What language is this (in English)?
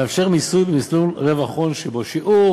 Hebrew